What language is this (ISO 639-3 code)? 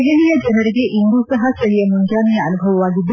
kan